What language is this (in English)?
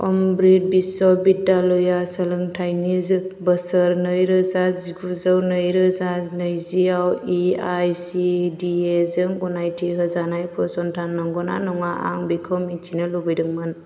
Bodo